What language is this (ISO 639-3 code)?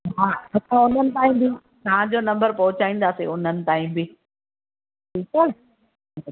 snd